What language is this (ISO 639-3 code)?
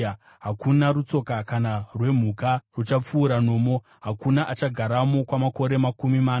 sna